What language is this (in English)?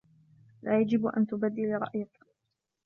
Arabic